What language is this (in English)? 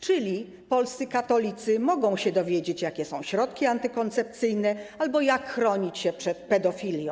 Polish